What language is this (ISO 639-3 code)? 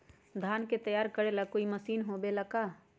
mag